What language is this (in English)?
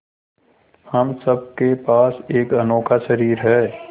Hindi